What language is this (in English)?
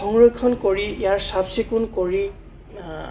Assamese